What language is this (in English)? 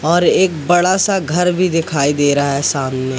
Hindi